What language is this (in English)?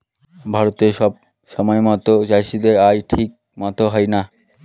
Bangla